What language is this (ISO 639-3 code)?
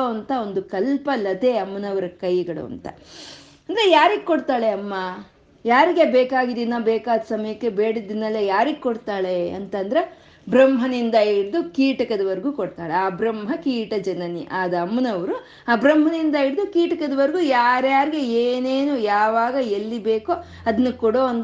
kan